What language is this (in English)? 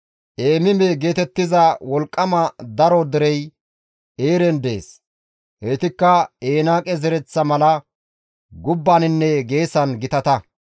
Gamo